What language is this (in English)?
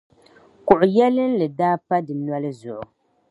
Dagbani